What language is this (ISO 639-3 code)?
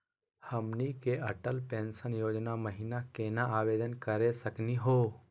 mag